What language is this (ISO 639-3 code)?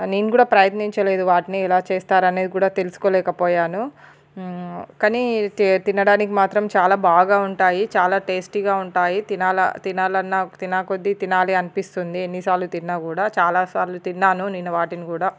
tel